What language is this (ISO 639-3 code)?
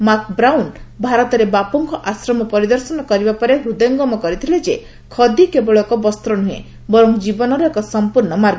ori